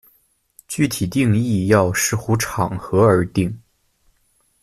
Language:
Chinese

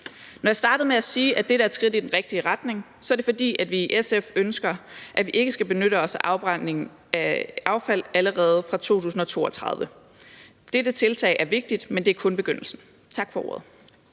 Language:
Danish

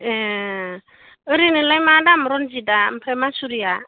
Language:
Bodo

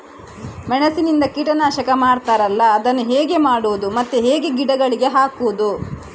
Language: Kannada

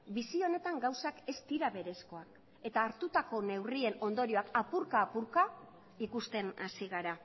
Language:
Basque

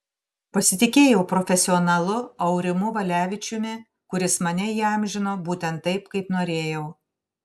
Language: Lithuanian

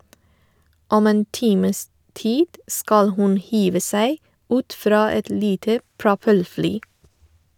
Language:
Norwegian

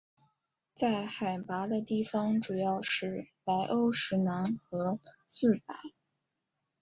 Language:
Chinese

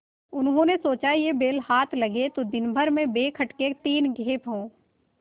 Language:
Hindi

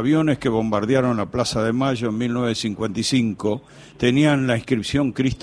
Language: Spanish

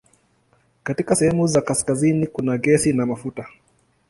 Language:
Swahili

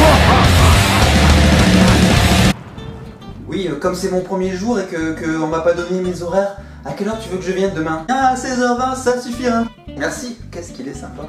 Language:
French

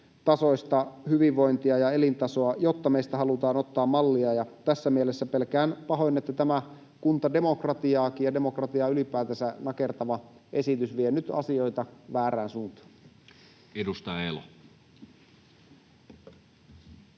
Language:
Finnish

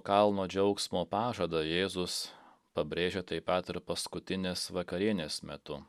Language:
Lithuanian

